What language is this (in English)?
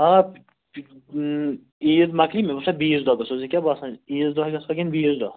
Kashmiri